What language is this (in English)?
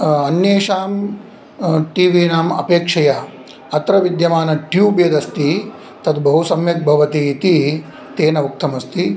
Sanskrit